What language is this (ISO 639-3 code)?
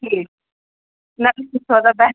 kas